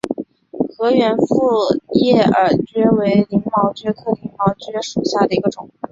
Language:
Chinese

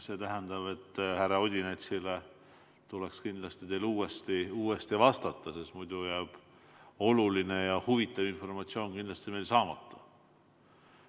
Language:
Estonian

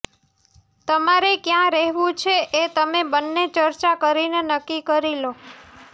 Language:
Gujarati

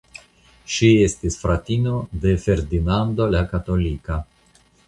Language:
Esperanto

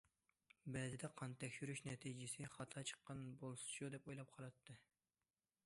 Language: Uyghur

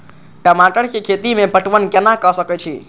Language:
Maithili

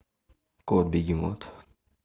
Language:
Russian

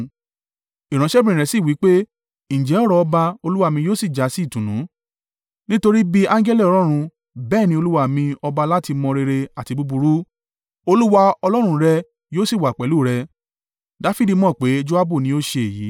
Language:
Yoruba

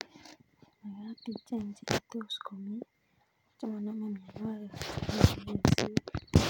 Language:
Kalenjin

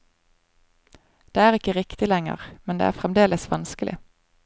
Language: Norwegian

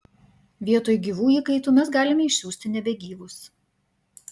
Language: Lithuanian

